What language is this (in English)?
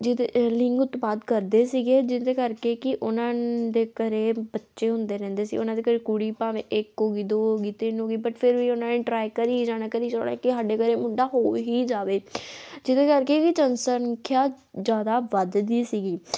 Punjabi